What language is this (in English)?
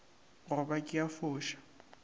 Northern Sotho